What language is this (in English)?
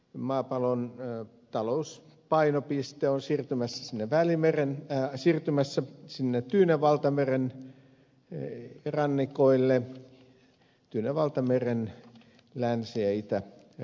Finnish